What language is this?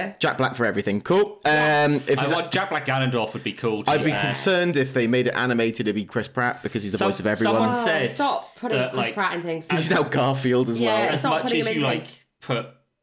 English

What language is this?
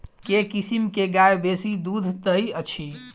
Maithili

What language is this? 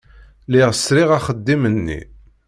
Kabyle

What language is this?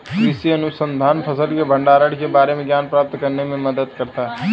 Hindi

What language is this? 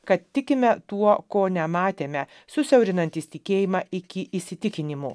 Lithuanian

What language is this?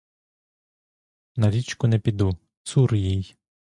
Ukrainian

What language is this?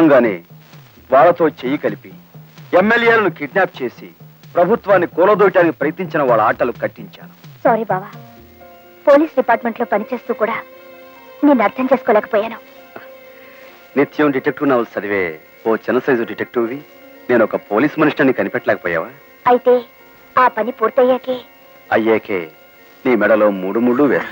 Romanian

